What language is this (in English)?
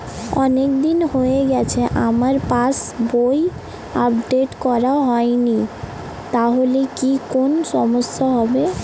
Bangla